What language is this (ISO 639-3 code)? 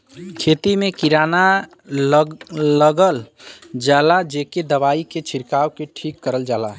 bho